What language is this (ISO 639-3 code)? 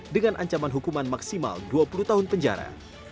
ind